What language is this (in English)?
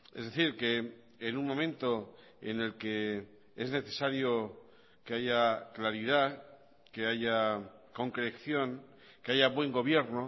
Spanish